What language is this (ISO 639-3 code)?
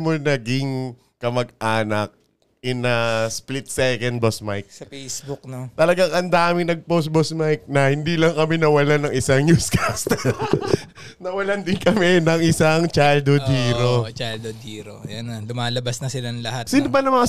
fil